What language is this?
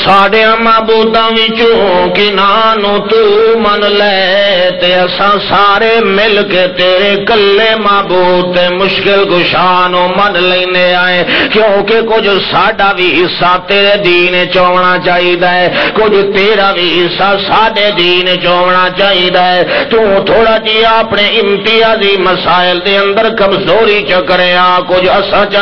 Arabic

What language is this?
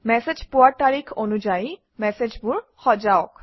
Assamese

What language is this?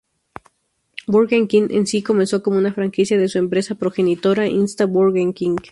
Spanish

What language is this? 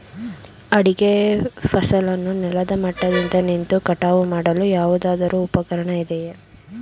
Kannada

